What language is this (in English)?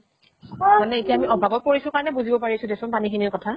Assamese